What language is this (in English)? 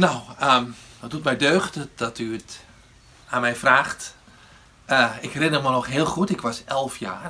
Dutch